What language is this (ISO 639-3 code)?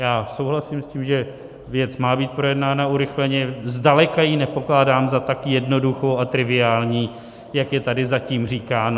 ces